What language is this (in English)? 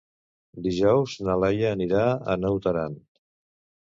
Catalan